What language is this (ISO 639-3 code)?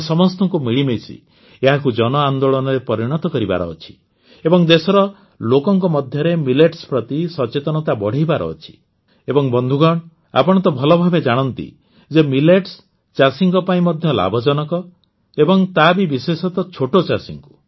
ori